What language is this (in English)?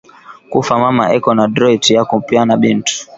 Swahili